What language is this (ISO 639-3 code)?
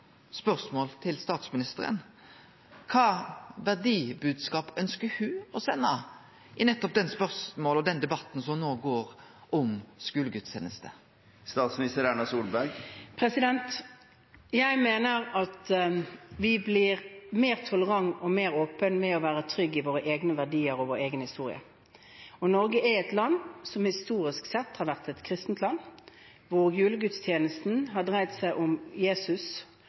nor